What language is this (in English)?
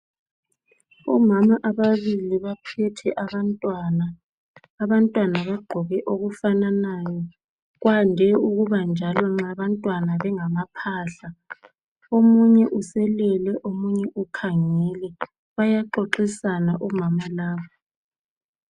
North Ndebele